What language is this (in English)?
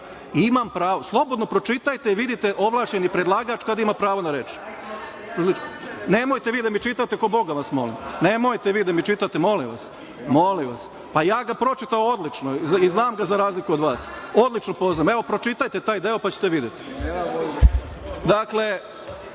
Serbian